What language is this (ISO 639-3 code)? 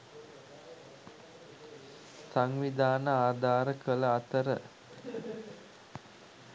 sin